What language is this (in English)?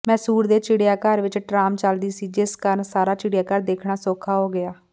Punjabi